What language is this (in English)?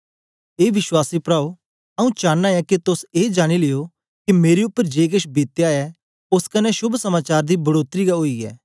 Dogri